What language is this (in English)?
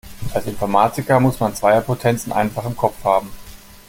German